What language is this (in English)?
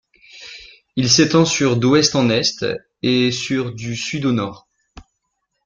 French